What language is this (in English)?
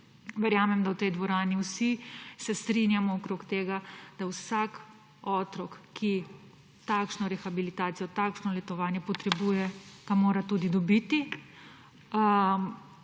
Slovenian